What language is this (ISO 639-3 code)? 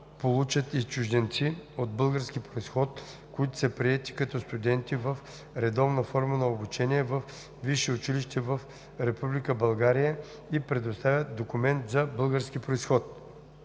bul